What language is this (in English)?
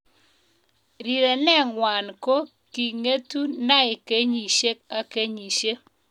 Kalenjin